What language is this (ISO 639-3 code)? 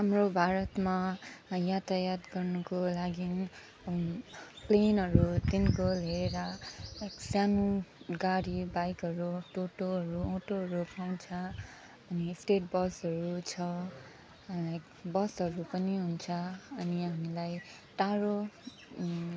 nep